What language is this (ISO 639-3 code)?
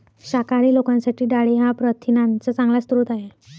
mar